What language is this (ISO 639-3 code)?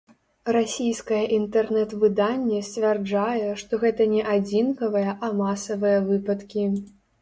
bel